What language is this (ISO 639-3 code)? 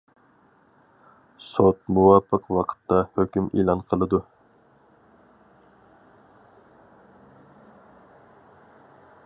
uig